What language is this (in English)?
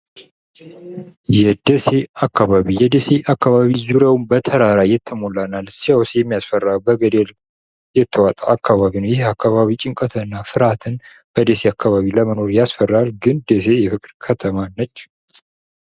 Amharic